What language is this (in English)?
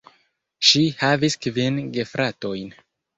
Esperanto